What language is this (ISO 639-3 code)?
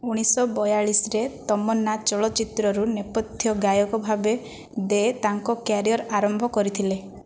ori